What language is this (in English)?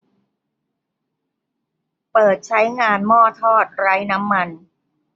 Thai